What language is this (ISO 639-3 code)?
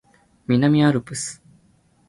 jpn